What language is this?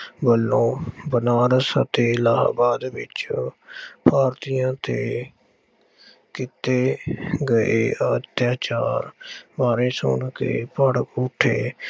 Punjabi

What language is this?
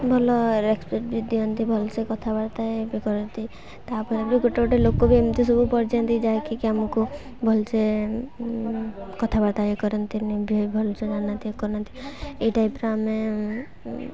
Odia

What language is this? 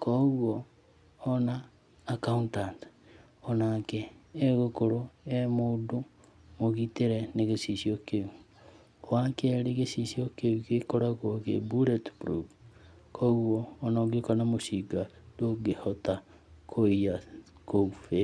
Kikuyu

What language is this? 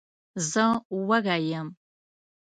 Pashto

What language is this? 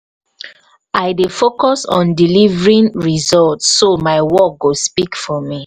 Nigerian Pidgin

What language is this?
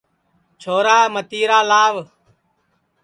Sansi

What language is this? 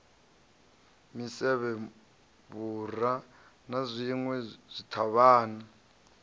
Venda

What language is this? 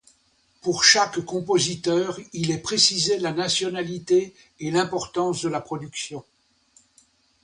French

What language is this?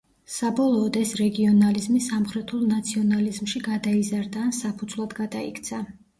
Georgian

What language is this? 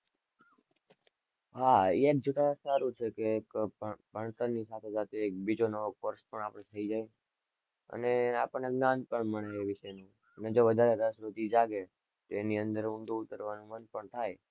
Gujarati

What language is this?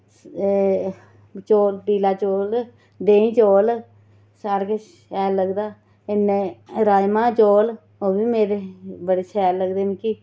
Dogri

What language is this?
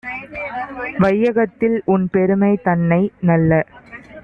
Tamil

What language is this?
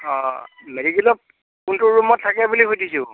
Assamese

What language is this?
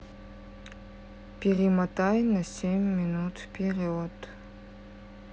Russian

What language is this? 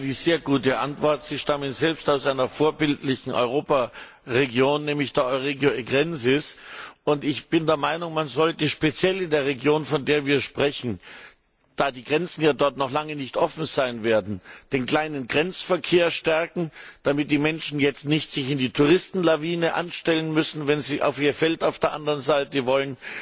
German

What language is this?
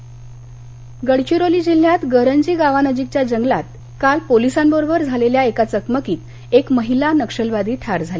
Marathi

